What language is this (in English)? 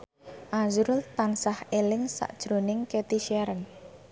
Javanese